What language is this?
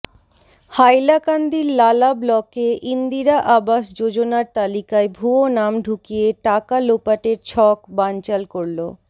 Bangla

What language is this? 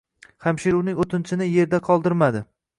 Uzbek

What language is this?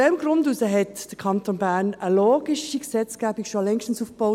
Swiss German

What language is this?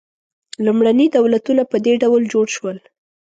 Pashto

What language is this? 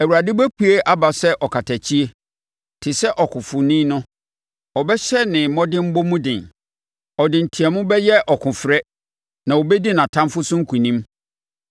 Akan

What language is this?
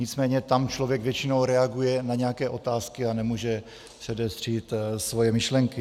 Czech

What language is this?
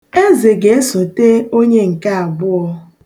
Igbo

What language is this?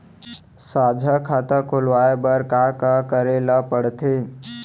Chhattisgarhi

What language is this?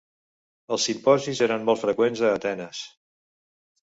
Catalan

